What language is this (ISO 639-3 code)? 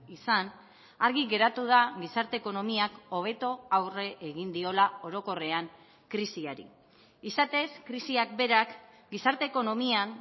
eus